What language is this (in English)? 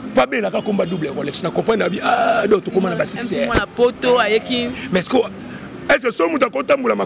French